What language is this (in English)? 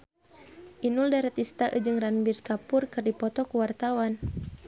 Sundanese